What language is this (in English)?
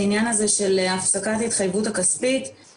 Hebrew